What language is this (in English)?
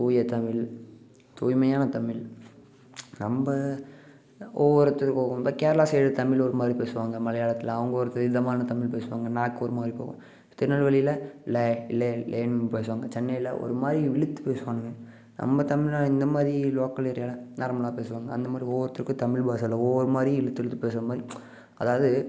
Tamil